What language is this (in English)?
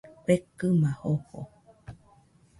Nüpode Huitoto